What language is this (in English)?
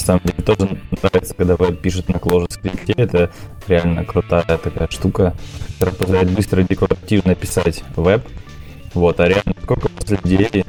Russian